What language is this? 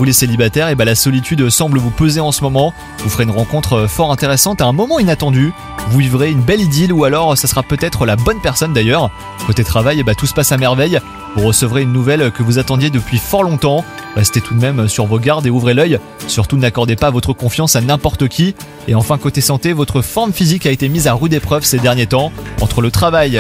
French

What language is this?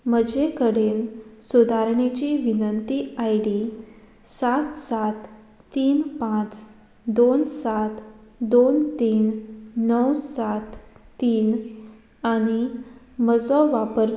Konkani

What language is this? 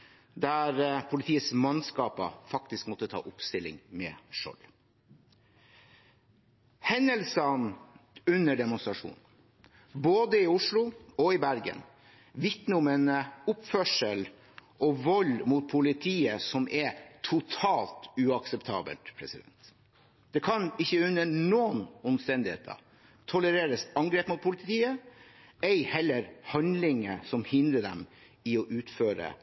Norwegian Bokmål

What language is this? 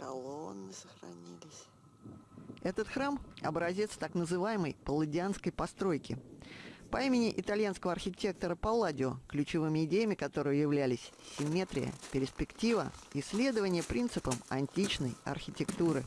Russian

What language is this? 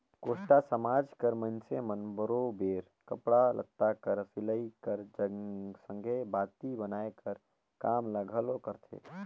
Chhattisgarhi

